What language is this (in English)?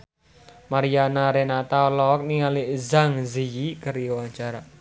Sundanese